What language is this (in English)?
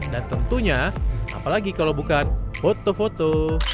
Indonesian